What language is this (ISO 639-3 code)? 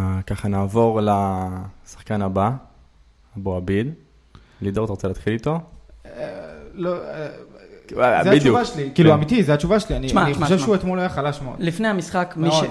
heb